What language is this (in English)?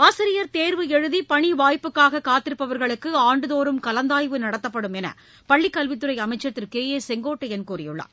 Tamil